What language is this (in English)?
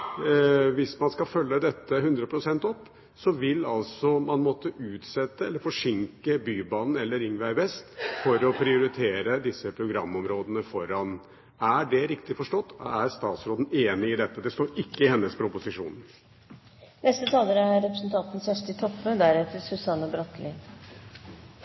Norwegian